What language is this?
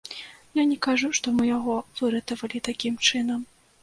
Belarusian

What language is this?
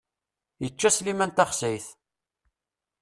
Kabyle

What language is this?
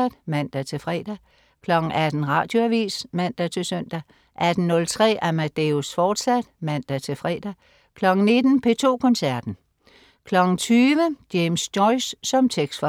Danish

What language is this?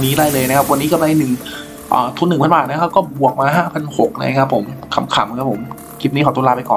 Thai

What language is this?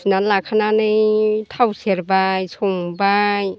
Bodo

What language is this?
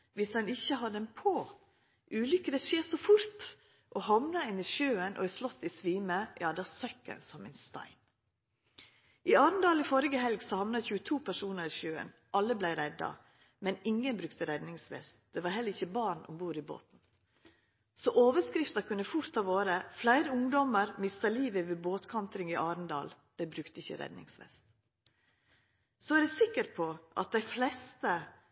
Norwegian Nynorsk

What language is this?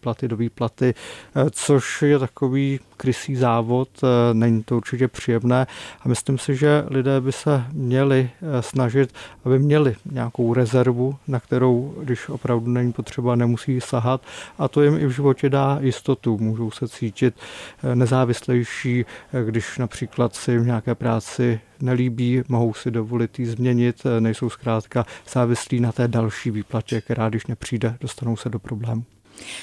Czech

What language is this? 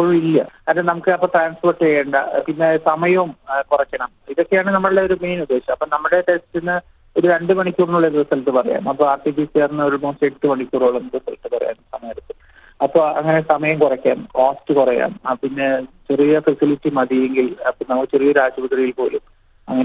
Malayalam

